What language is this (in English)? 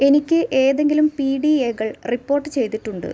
Malayalam